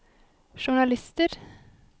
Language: Norwegian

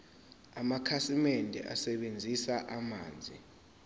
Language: Zulu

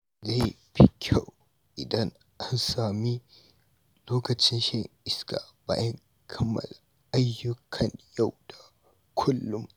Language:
Hausa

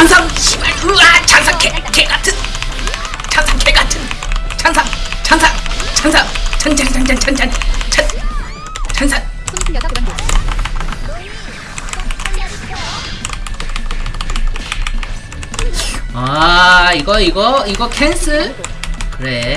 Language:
Korean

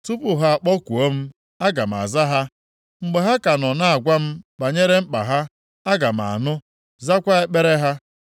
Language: Igbo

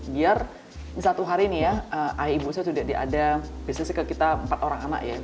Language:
Indonesian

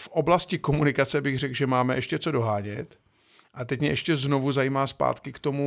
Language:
Czech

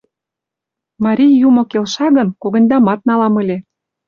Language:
Mari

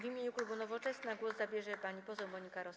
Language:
Polish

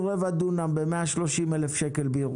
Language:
Hebrew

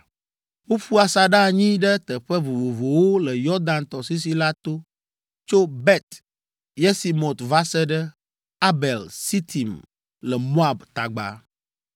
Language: Ewe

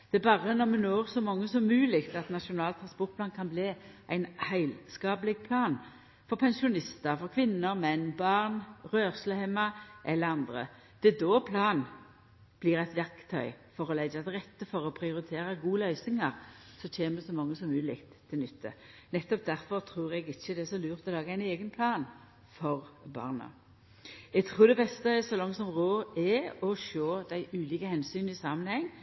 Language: Norwegian Nynorsk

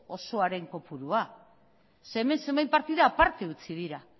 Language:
Basque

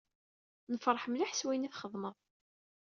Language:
Kabyle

